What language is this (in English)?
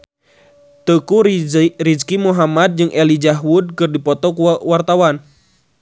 Sundanese